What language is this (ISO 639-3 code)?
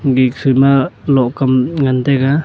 nnp